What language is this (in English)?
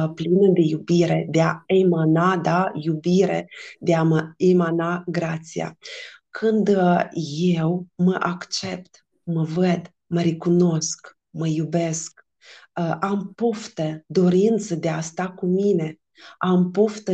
Romanian